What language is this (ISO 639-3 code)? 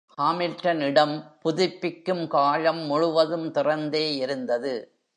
tam